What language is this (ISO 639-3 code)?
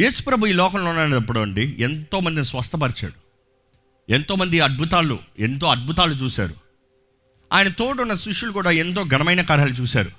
tel